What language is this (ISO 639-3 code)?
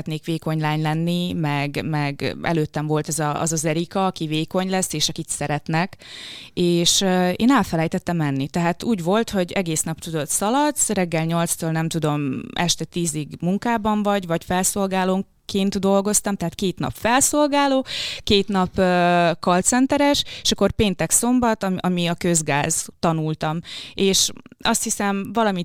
hun